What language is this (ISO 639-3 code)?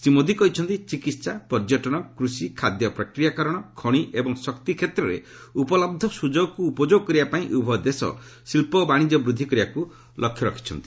ori